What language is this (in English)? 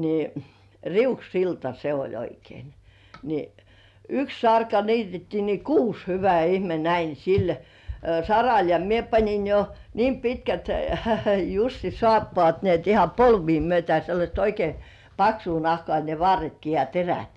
Finnish